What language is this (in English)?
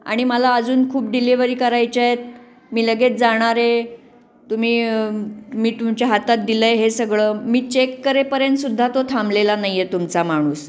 Marathi